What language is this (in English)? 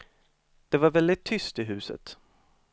Swedish